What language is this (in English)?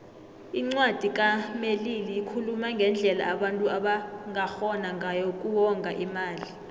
South Ndebele